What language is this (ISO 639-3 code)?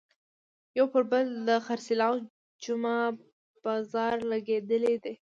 pus